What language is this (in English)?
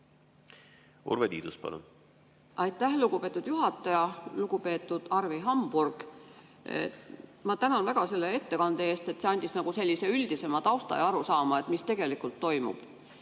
Estonian